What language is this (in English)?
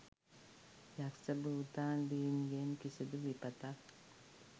Sinhala